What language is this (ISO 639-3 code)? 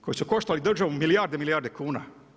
hrv